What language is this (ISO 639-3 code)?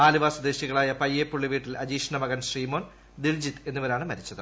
mal